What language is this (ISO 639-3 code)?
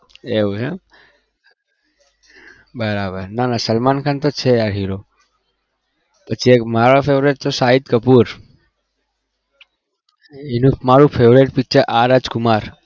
guj